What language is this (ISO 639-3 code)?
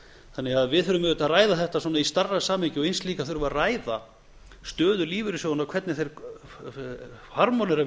isl